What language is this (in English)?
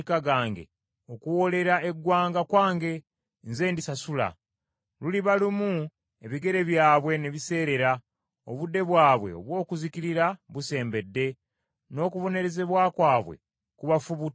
Ganda